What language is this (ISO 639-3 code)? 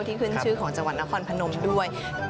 tha